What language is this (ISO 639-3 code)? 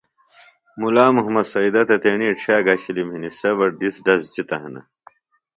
phl